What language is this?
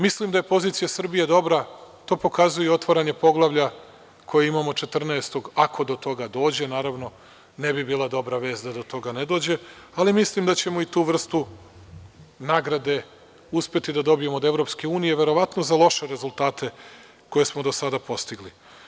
Serbian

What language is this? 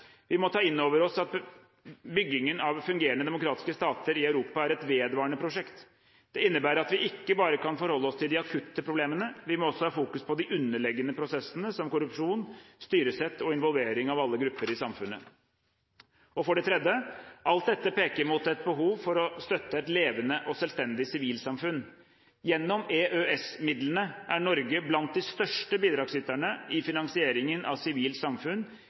Norwegian Bokmål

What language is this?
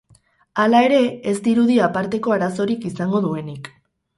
Basque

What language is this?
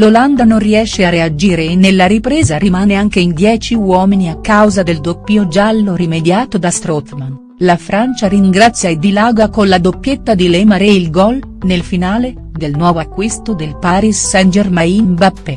Italian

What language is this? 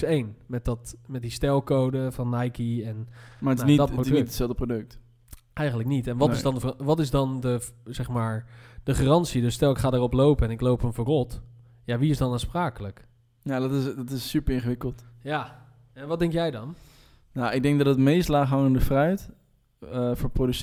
Dutch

